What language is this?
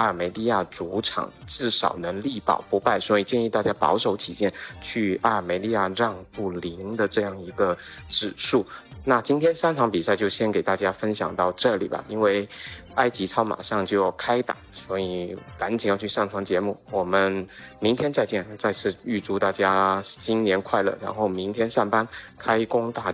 Chinese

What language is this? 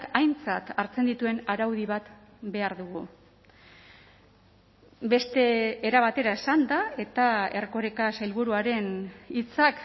Basque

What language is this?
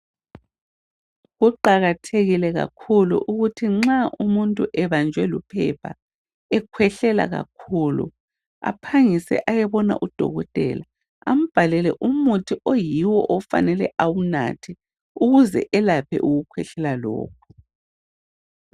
North Ndebele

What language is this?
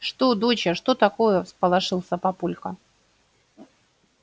Russian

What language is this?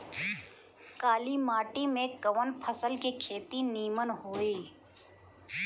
Bhojpuri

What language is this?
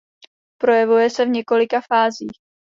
Czech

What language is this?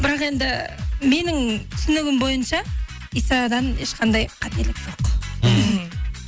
Kazakh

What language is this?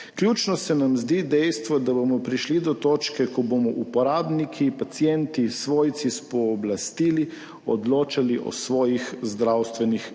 Slovenian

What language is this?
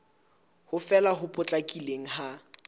Southern Sotho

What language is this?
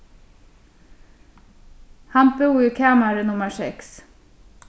Faroese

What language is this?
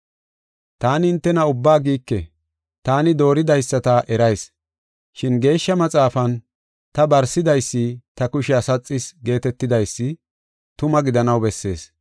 Gofa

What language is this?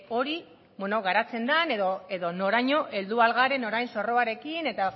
Basque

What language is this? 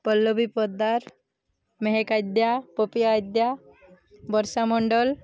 Odia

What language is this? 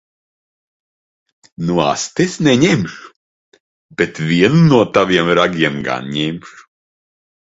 Latvian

